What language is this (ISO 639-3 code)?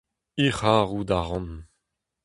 bre